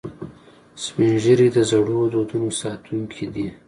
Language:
Pashto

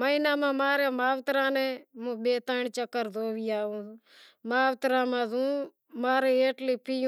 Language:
Wadiyara Koli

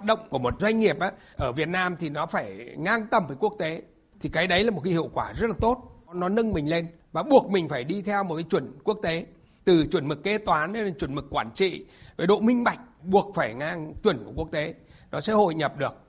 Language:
Vietnamese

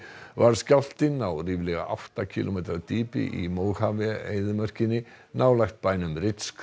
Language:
Icelandic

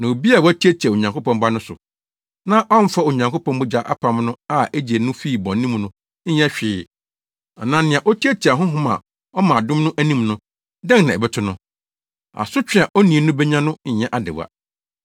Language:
Akan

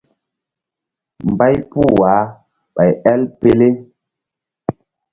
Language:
Mbum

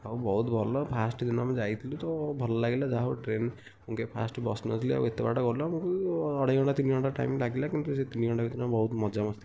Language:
Odia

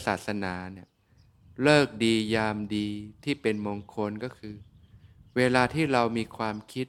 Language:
Thai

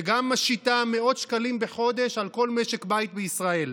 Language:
Hebrew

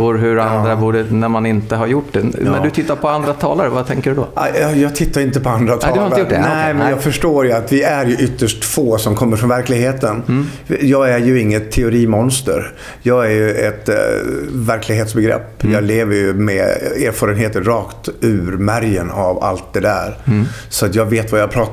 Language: Swedish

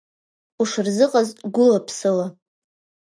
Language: Abkhazian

